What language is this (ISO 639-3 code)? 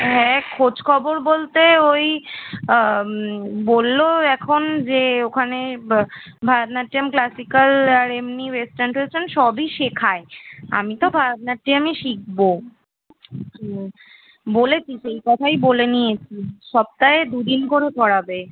ben